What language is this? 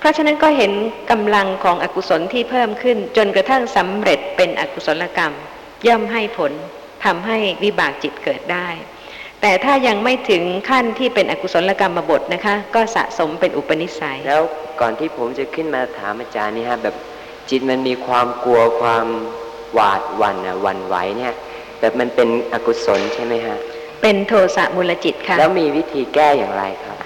Thai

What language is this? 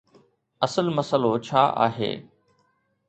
Sindhi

